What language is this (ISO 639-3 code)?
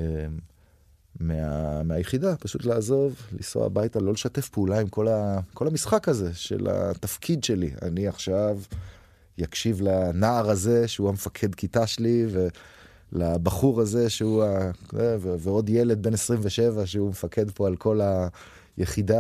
heb